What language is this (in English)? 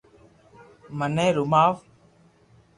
Loarki